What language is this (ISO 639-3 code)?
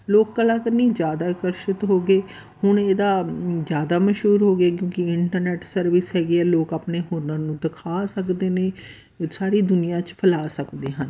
pan